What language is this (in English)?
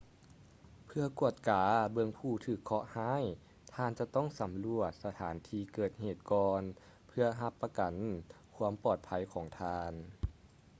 Lao